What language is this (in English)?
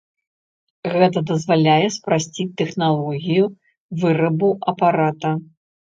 Belarusian